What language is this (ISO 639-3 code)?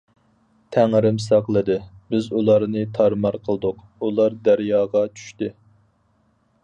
uig